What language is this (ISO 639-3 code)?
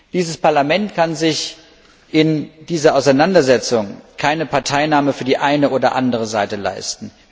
deu